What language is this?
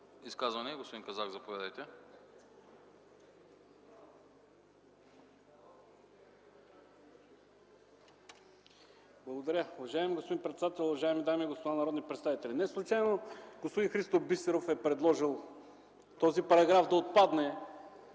Bulgarian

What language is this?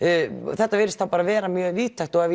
Icelandic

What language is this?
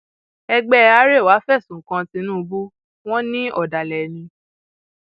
Yoruba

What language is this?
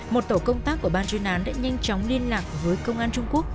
Vietnamese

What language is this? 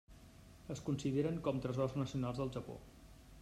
Catalan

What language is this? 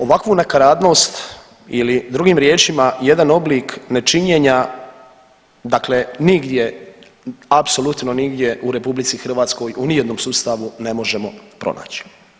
Croatian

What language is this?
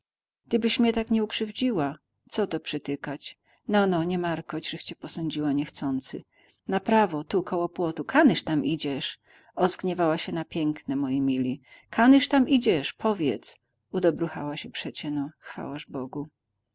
Polish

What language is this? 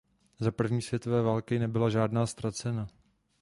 Czech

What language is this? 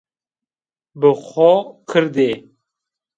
Zaza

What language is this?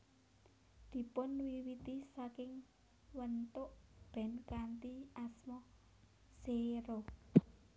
Javanese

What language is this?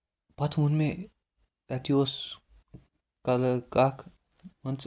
Kashmiri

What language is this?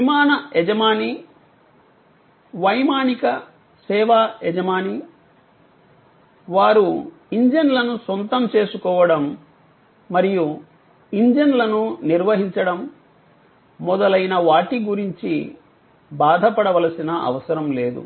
Telugu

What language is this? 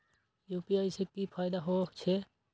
Maithili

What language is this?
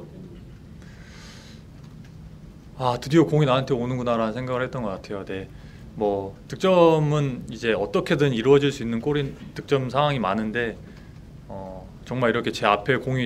Korean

